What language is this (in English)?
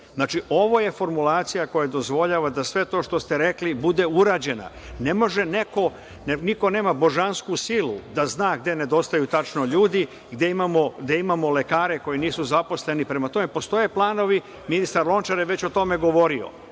Serbian